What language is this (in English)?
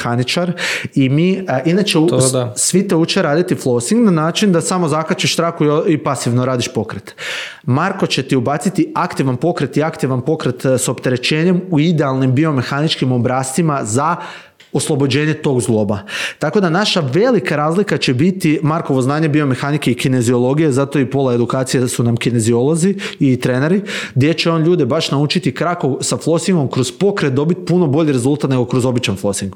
Croatian